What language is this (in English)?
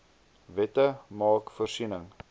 Afrikaans